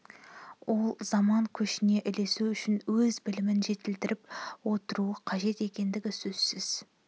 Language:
Kazakh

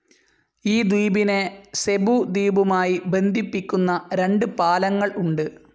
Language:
Malayalam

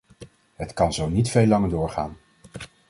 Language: Dutch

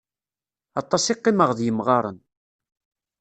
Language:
Kabyle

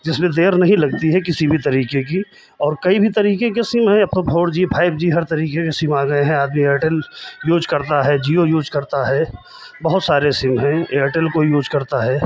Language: Hindi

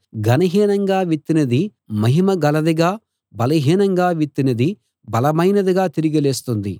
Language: Telugu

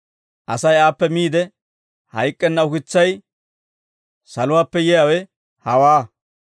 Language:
Dawro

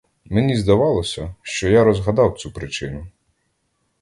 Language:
Ukrainian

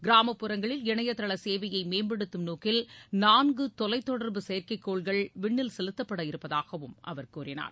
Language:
Tamil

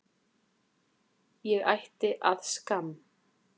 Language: Icelandic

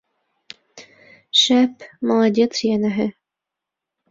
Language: Bashkir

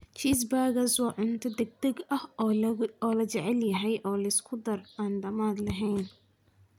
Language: Somali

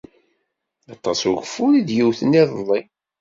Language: Kabyle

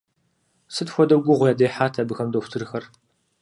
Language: Kabardian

